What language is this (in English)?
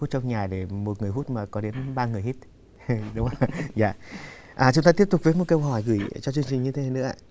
Vietnamese